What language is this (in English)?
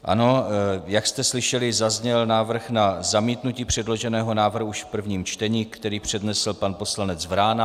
Czech